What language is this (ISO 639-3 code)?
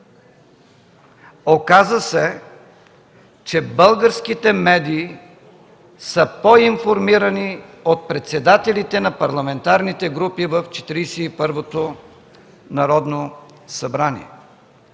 bul